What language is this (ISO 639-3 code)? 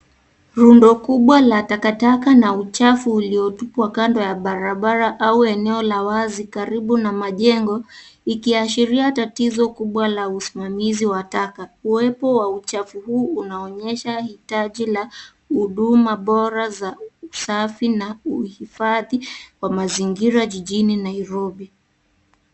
swa